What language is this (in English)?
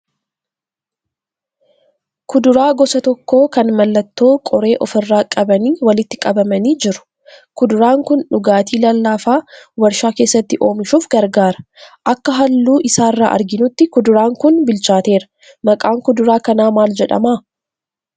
Oromo